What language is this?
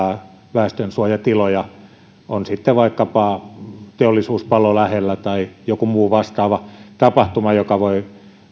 Finnish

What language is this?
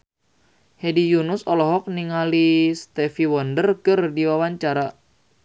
Sundanese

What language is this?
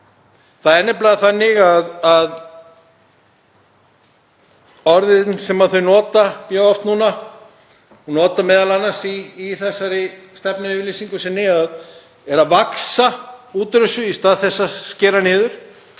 Icelandic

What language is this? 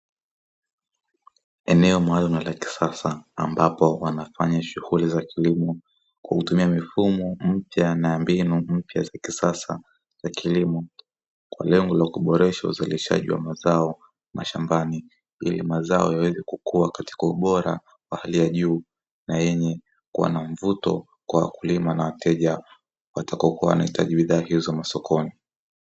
Swahili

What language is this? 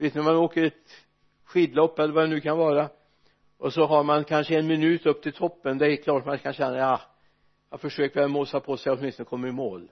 Swedish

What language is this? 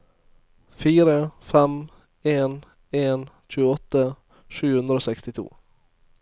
Norwegian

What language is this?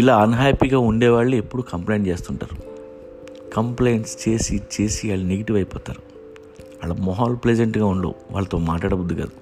Telugu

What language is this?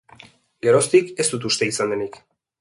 Basque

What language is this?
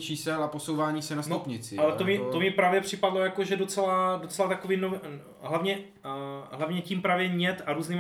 Czech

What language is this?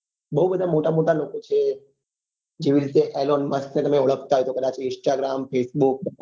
Gujarati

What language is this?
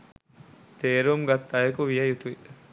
Sinhala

